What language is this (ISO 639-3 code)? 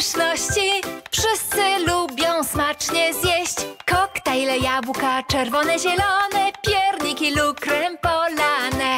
pol